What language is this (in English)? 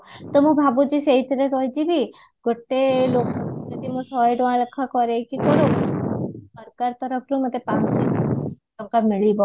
Odia